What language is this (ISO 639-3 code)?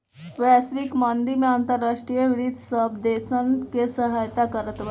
bho